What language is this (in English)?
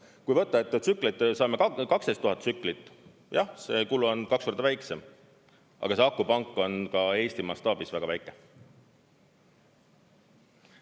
Estonian